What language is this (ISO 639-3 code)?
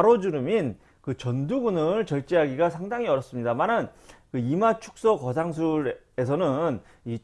kor